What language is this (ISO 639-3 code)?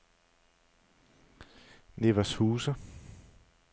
dan